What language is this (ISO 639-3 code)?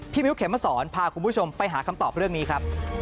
tha